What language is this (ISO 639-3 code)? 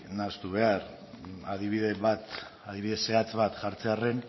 eus